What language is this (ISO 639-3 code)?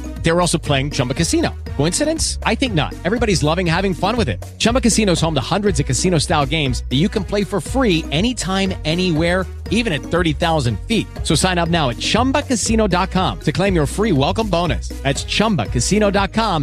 ita